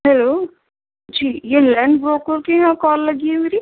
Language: Urdu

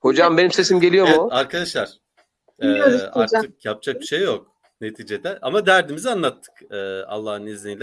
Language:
Turkish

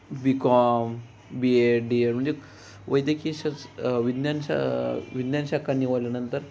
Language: Marathi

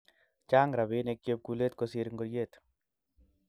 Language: Kalenjin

